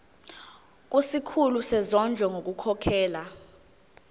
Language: Zulu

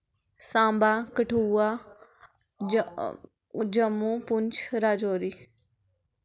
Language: Dogri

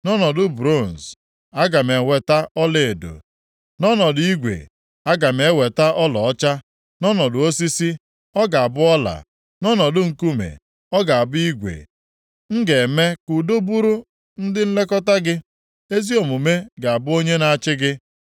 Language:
Igbo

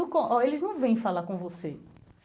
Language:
Portuguese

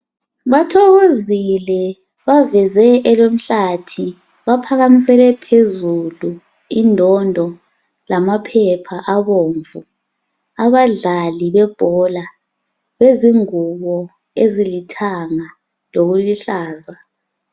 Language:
North Ndebele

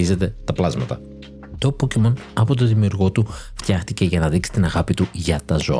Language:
Greek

